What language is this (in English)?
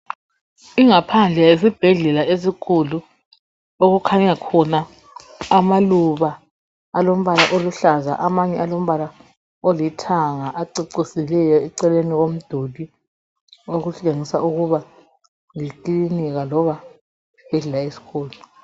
North Ndebele